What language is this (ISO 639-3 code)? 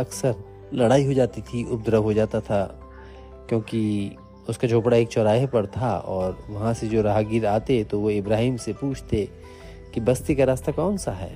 hin